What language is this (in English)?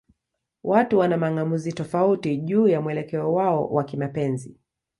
Swahili